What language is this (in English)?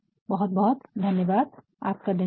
Hindi